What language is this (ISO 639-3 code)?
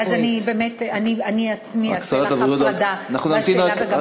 heb